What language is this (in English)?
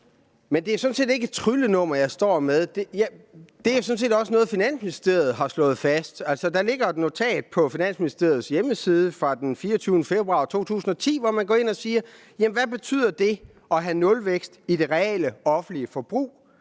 Danish